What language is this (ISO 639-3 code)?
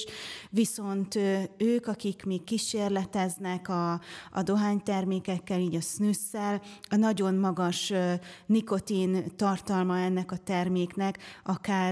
hun